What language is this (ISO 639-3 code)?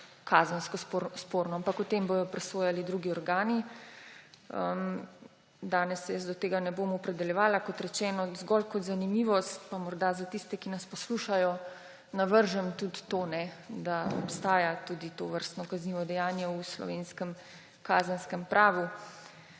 slv